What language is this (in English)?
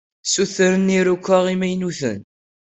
Kabyle